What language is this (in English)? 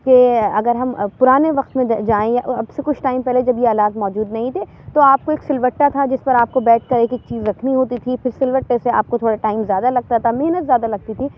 Urdu